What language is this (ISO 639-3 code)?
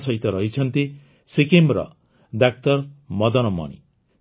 ori